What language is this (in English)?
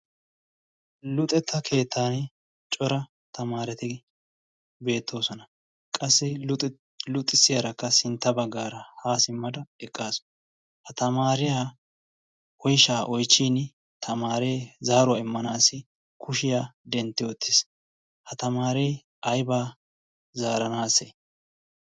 Wolaytta